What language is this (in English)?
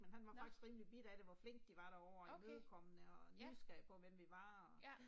Danish